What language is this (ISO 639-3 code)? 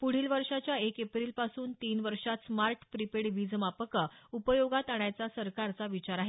mar